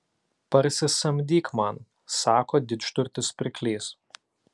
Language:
Lithuanian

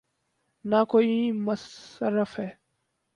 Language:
Urdu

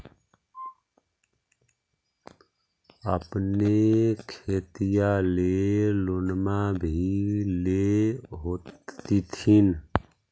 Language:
Magahi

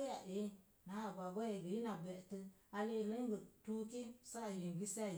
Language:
Mom Jango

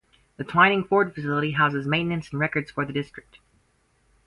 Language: English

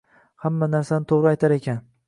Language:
Uzbek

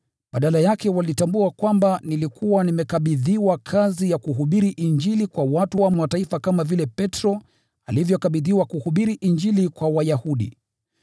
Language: Swahili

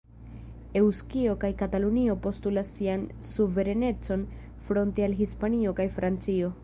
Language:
Esperanto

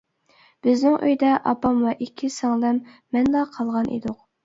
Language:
Uyghur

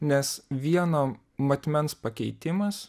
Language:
Lithuanian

